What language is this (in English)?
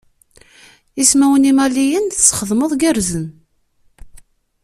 Kabyle